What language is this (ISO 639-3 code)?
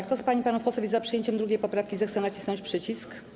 pol